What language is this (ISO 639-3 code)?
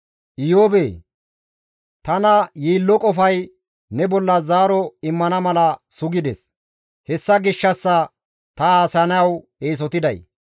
gmv